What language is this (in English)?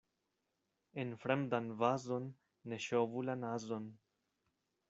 Esperanto